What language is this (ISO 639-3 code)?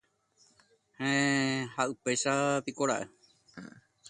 grn